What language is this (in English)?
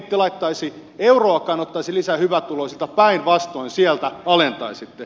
Finnish